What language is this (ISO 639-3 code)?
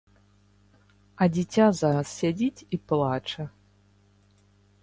bel